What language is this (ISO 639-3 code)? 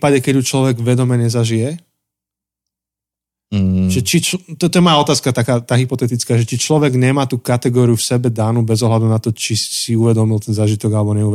slk